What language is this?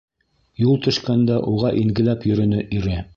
Bashkir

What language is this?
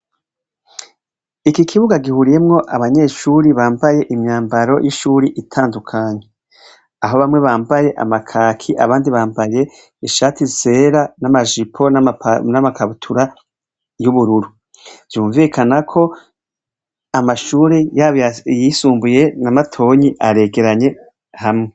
Rundi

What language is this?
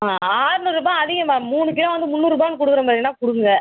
Tamil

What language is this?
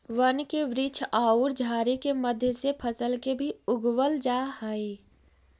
Magahi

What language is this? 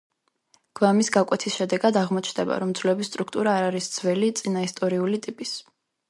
Georgian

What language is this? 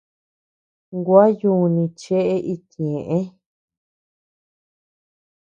Tepeuxila Cuicatec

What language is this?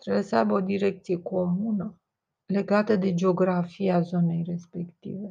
Romanian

